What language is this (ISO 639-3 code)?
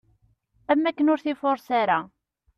kab